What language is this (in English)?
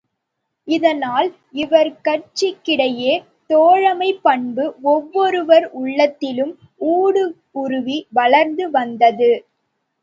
Tamil